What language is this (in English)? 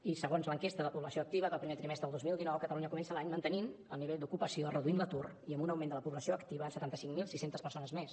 Catalan